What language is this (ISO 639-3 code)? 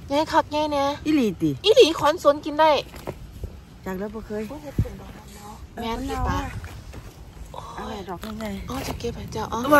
tha